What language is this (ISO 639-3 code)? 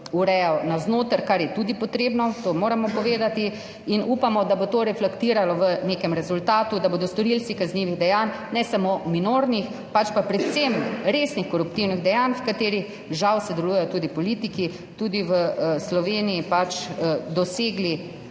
slv